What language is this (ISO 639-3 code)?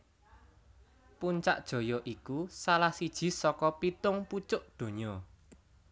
jav